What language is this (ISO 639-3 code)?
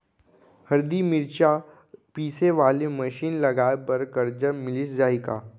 hne